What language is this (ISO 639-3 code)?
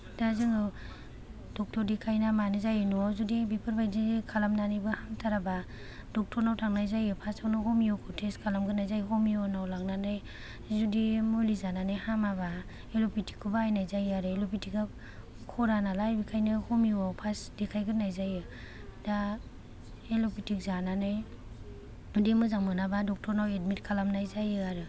brx